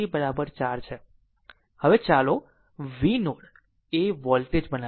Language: Gujarati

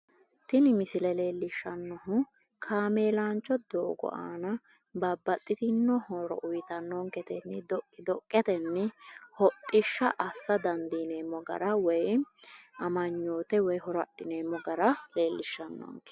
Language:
Sidamo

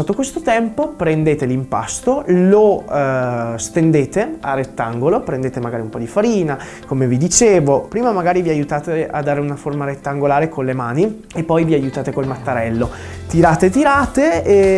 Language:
Italian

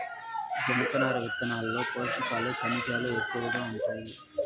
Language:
Telugu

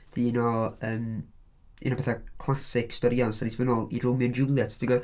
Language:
Welsh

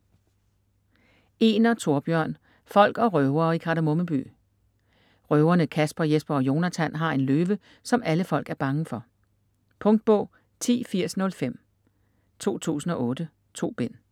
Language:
Danish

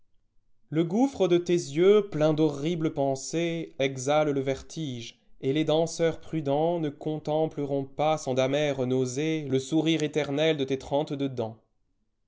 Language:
French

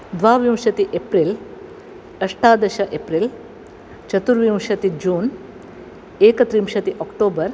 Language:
Sanskrit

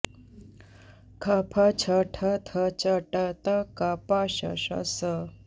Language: Sanskrit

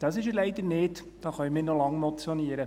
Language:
Swiss German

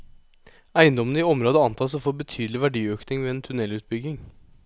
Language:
Norwegian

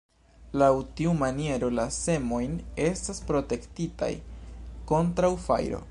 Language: Esperanto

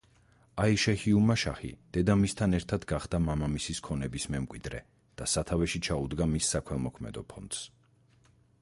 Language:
Georgian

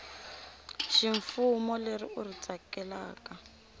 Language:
Tsonga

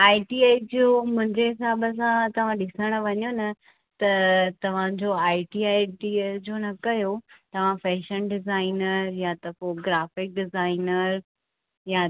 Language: Sindhi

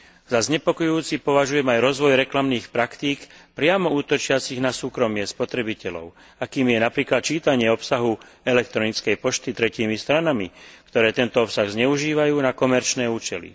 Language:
Slovak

